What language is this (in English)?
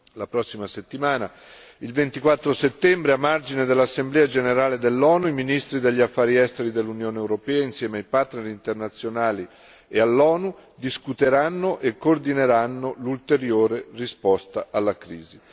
Italian